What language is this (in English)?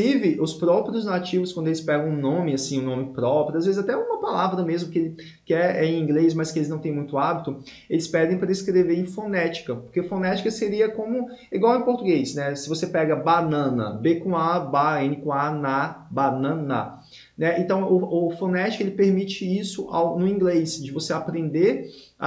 Portuguese